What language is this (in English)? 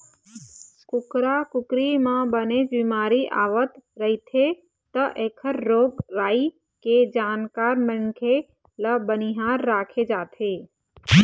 Chhattisgarhi